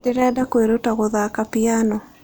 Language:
Kikuyu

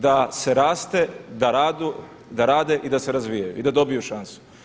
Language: Croatian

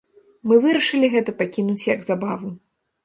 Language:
Belarusian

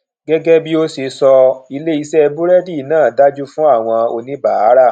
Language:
Yoruba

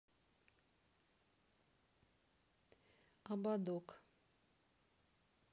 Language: Russian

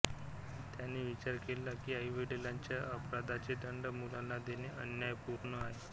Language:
Marathi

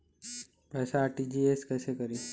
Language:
Bhojpuri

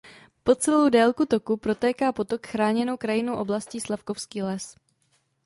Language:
Czech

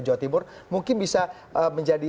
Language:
Indonesian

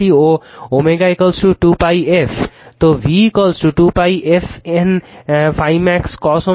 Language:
Bangla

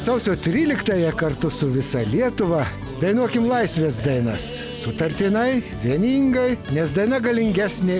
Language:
Lithuanian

